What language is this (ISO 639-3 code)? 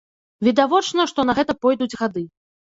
bel